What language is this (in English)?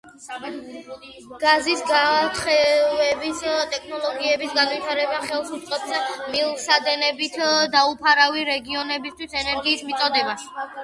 Georgian